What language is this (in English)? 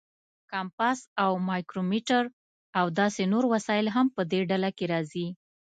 Pashto